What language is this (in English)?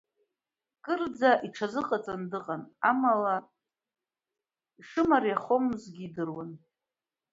Abkhazian